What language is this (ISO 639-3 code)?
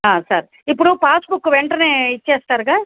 tel